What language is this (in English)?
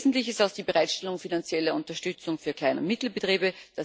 German